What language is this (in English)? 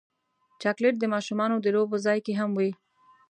Pashto